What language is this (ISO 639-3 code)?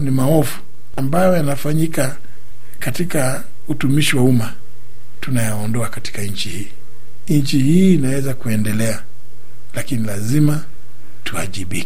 swa